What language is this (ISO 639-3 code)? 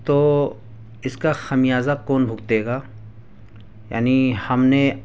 urd